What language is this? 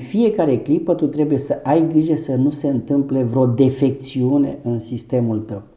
Romanian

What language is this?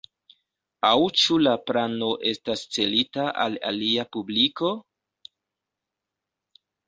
Esperanto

